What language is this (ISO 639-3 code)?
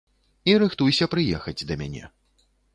bel